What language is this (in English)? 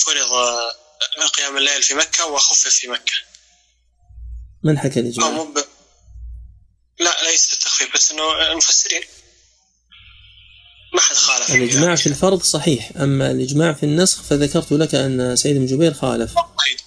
Arabic